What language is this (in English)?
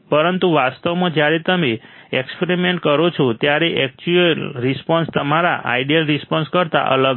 Gujarati